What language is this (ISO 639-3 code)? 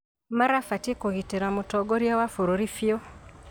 kik